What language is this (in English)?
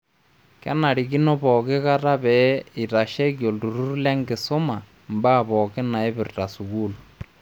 Masai